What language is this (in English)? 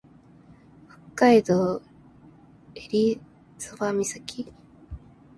Japanese